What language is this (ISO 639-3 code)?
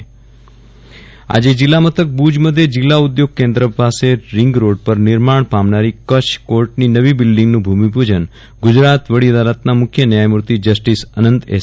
guj